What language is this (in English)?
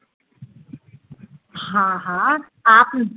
Hindi